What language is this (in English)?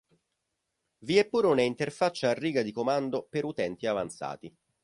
Italian